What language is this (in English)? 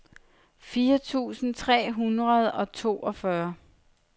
Danish